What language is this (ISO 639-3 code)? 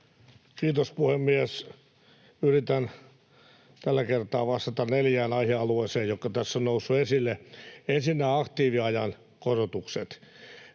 fin